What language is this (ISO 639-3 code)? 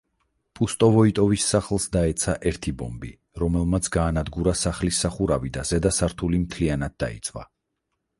kat